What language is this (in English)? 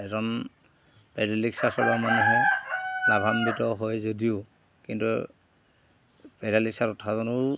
Assamese